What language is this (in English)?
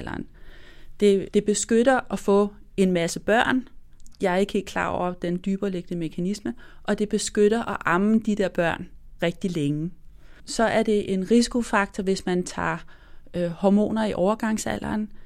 Danish